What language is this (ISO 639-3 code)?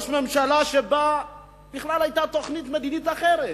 heb